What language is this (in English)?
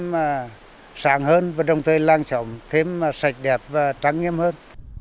Vietnamese